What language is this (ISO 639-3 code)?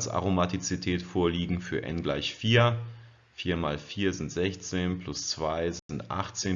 deu